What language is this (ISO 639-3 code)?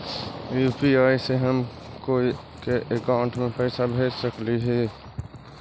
mag